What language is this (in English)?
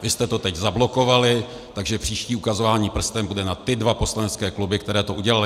Czech